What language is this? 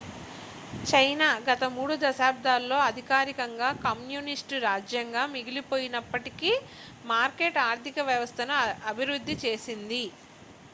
Telugu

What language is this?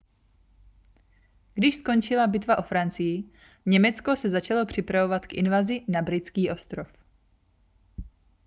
Czech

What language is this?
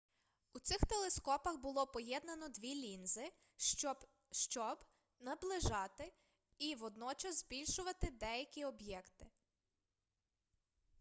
Ukrainian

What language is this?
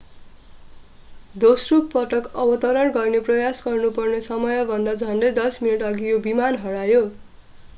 Nepali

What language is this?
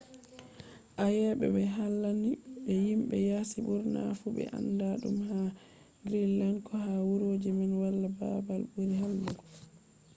Fula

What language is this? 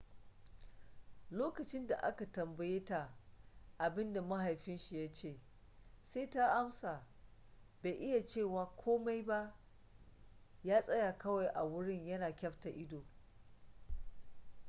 Hausa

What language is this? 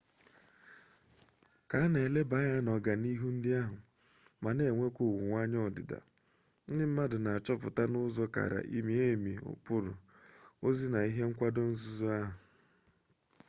Igbo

